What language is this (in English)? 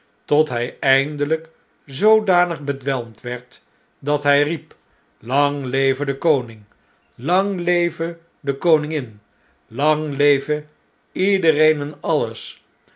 Dutch